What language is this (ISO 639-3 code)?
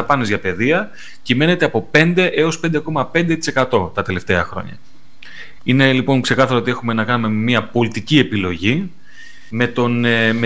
ell